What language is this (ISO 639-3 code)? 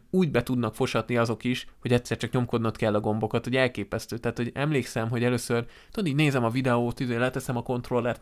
hun